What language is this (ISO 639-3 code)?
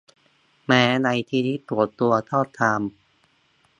tha